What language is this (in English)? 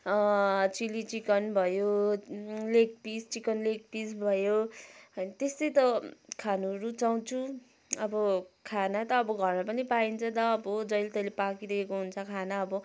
Nepali